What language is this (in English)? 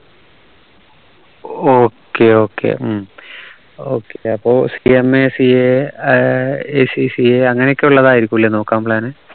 Malayalam